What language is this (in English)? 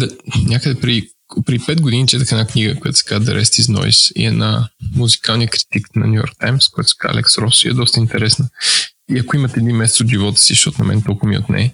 Bulgarian